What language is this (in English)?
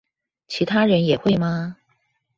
Chinese